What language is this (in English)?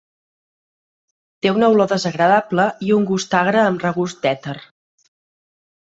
Catalan